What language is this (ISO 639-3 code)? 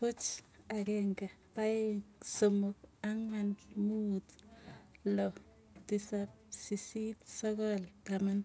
tuy